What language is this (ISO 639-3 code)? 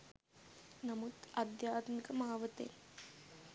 sin